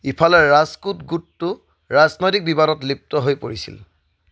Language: Assamese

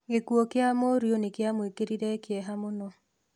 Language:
Kikuyu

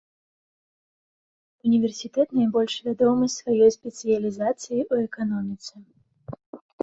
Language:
Belarusian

